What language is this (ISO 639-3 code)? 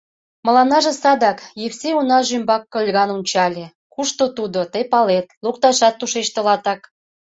chm